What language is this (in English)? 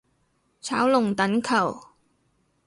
Cantonese